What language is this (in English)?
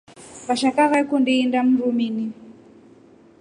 Rombo